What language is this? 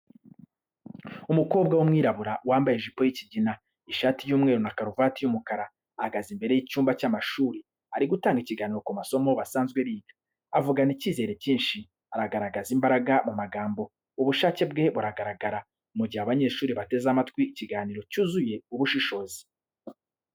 Kinyarwanda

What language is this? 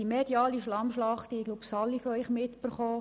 Swiss German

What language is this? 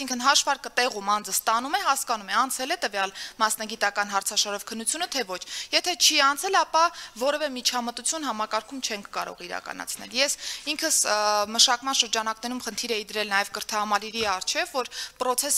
Romanian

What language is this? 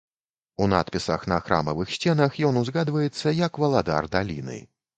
Belarusian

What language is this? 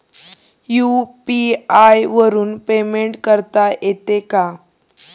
Marathi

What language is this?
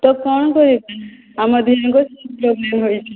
Odia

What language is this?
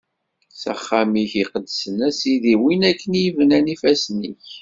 Kabyle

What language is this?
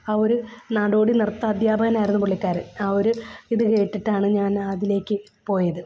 Malayalam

